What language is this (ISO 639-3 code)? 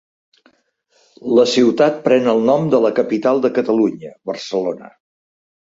cat